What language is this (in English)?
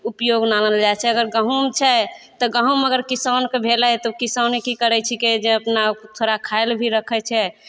Maithili